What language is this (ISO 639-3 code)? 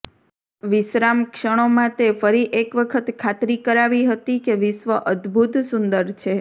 guj